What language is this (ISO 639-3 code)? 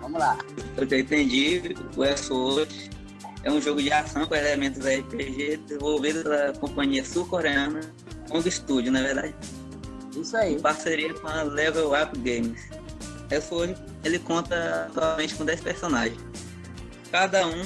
por